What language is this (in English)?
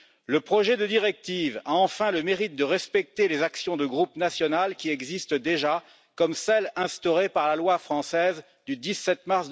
French